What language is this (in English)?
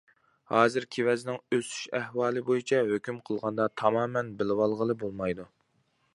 Uyghur